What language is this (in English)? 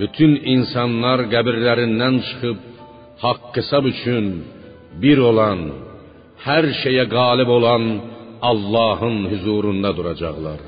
Persian